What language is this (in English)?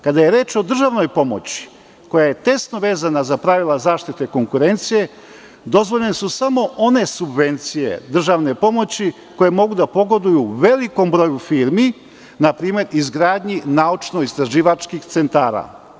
Serbian